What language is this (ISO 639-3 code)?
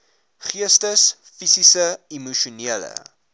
afr